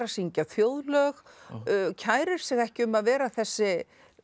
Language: Icelandic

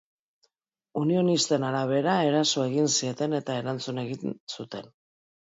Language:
Basque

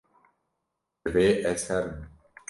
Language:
Kurdish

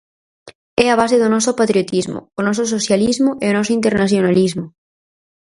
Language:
Galician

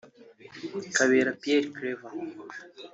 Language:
Kinyarwanda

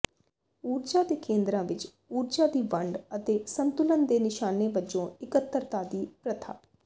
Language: Punjabi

